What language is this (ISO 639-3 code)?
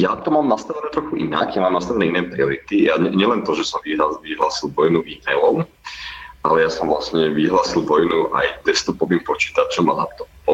slk